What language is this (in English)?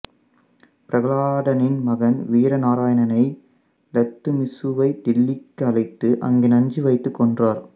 Tamil